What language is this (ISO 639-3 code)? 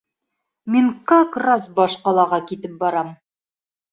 bak